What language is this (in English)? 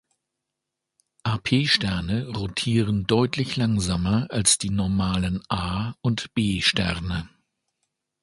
German